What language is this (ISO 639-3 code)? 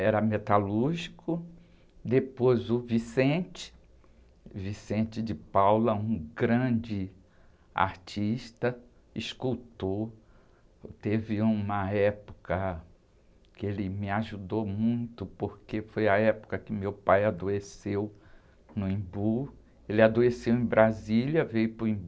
por